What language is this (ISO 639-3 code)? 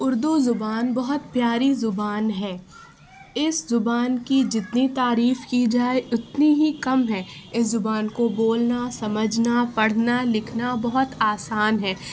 urd